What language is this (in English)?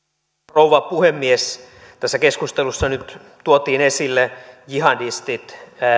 Finnish